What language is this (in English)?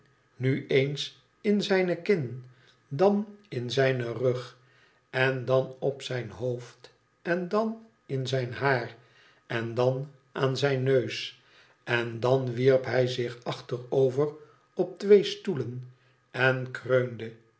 Dutch